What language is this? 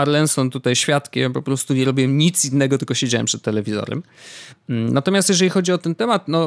Polish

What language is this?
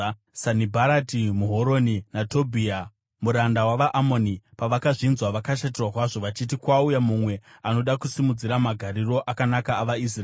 Shona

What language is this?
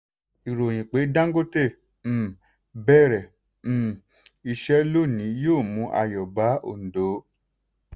Yoruba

